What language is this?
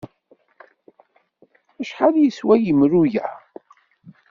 Kabyle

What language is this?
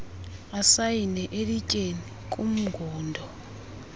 Xhosa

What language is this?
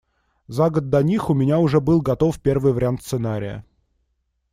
Russian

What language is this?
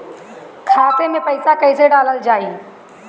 Bhojpuri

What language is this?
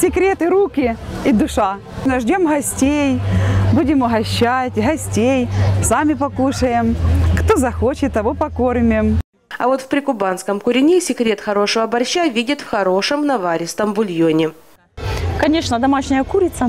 Russian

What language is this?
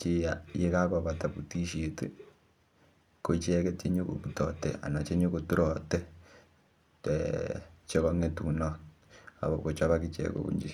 Kalenjin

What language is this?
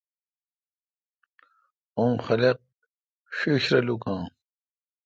Kalkoti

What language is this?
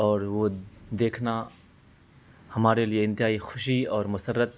Urdu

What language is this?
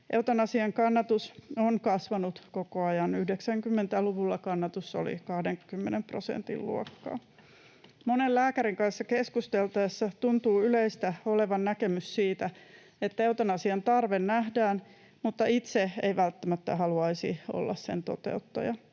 Finnish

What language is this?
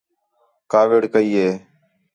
Khetrani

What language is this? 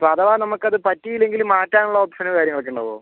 Malayalam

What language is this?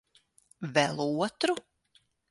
Latvian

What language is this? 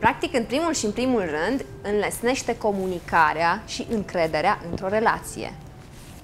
Romanian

